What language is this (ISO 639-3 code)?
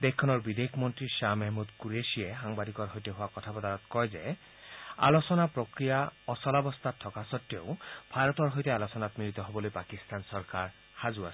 asm